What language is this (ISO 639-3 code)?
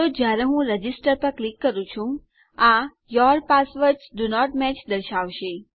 guj